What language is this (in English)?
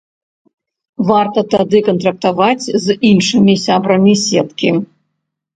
Belarusian